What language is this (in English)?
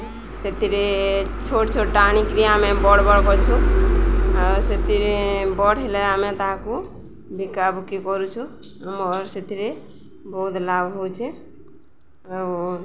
Odia